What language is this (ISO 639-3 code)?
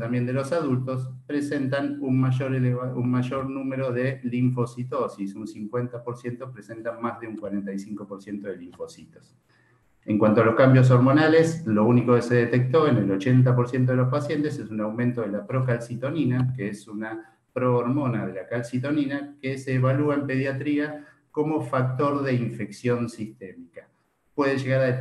spa